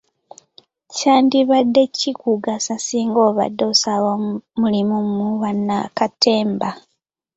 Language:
Ganda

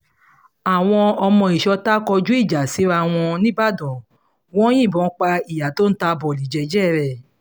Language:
Yoruba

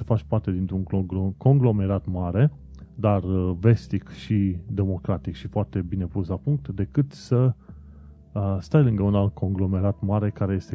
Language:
Romanian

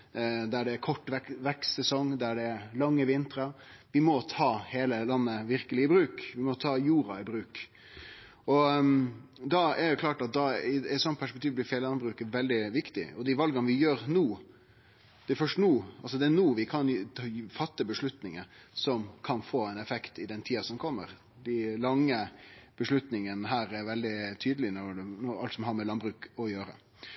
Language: Norwegian Nynorsk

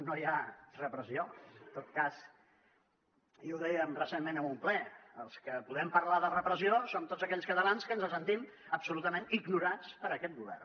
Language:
Catalan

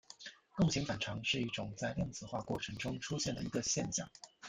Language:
Chinese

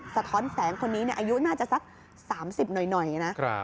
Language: Thai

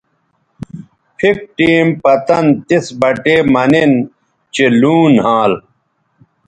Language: Bateri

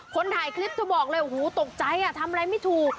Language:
Thai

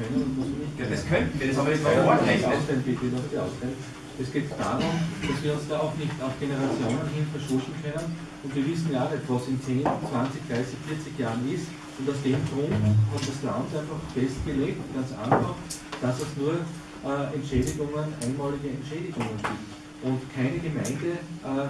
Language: German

